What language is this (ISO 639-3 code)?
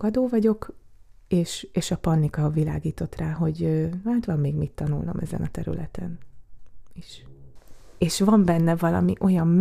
hun